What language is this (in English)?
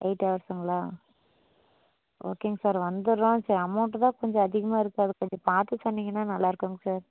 Tamil